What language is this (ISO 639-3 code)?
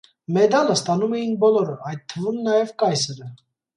hye